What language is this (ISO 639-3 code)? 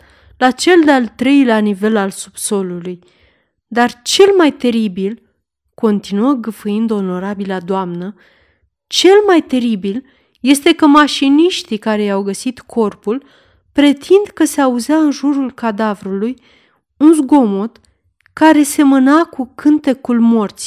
ron